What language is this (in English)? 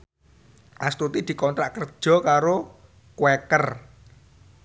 Javanese